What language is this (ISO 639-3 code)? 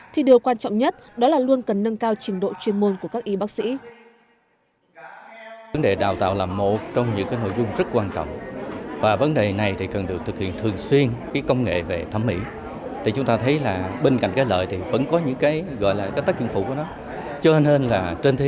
vie